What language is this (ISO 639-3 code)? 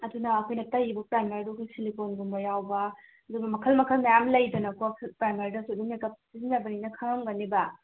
mni